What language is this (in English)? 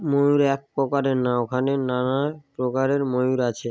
Bangla